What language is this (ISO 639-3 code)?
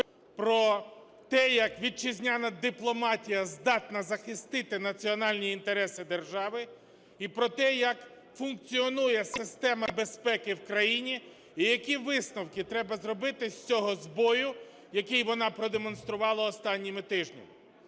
ukr